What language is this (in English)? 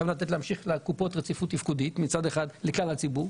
Hebrew